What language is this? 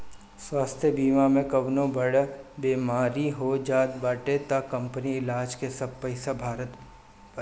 Bhojpuri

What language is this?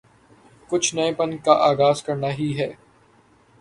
Urdu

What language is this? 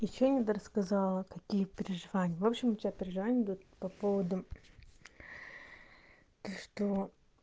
Russian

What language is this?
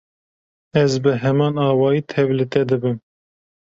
Kurdish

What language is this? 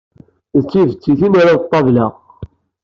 Kabyle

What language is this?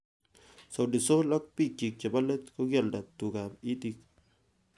Kalenjin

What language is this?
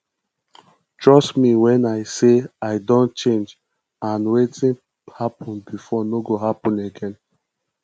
Nigerian Pidgin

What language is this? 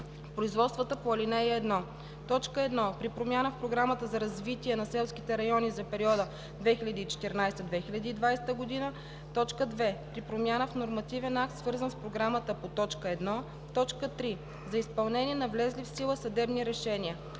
Bulgarian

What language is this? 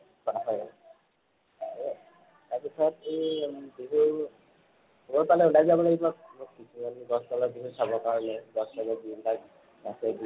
Assamese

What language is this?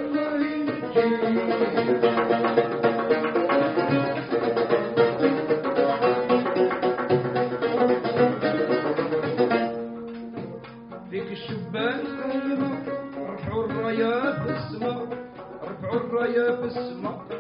Arabic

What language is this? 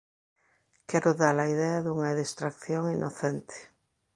Galician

